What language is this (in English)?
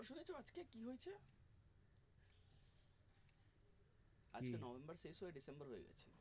Bangla